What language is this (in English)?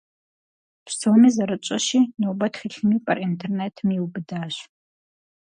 Kabardian